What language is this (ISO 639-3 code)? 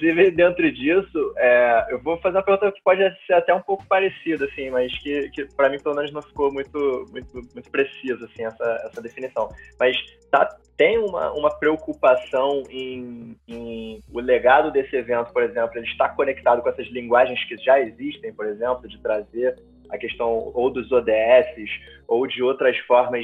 por